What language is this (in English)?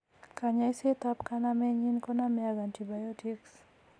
Kalenjin